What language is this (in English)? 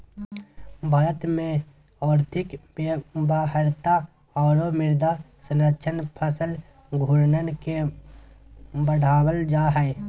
Magahi